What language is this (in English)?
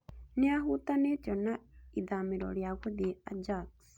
Kikuyu